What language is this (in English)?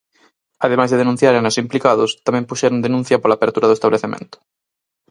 Galician